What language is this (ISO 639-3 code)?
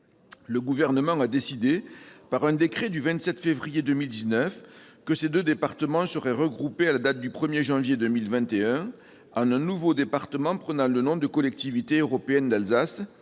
fra